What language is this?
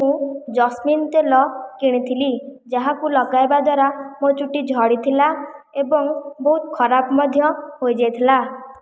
Odia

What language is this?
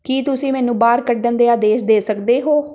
Punjabi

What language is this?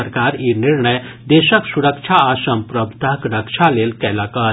Maithili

